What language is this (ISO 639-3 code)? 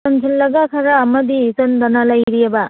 mni